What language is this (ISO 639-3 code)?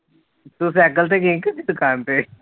pan